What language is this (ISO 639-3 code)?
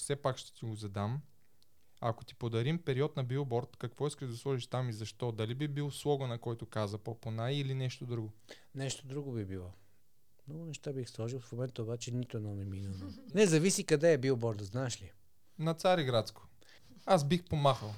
bul